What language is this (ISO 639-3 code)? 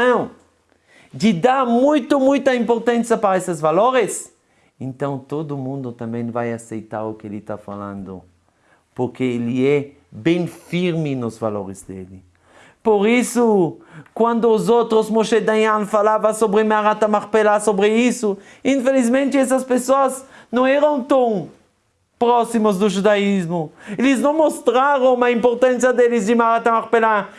por